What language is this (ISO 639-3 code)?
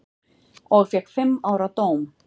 isl